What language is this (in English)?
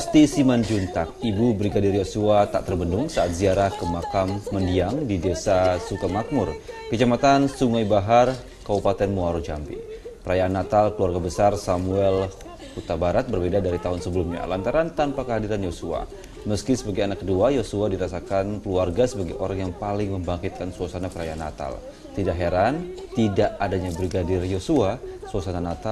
Indonesian